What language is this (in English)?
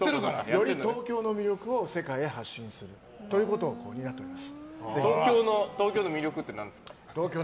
Japanese